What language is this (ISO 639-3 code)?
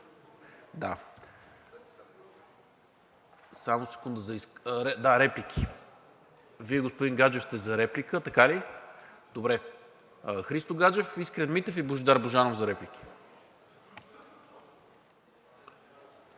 bul